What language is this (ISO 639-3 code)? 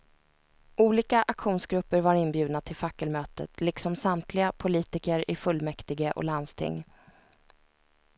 swe